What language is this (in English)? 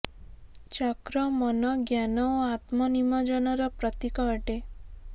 Odia